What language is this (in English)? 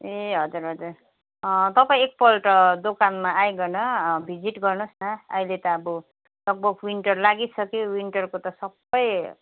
Nepali